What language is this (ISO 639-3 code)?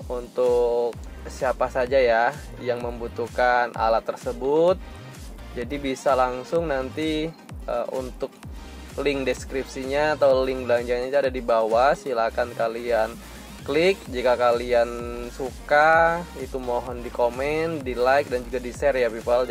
ind